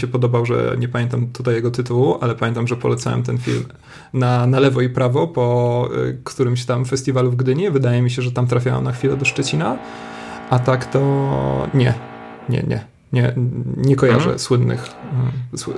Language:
Polish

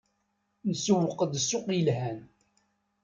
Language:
Kabyle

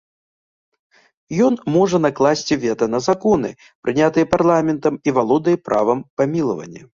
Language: Belarusian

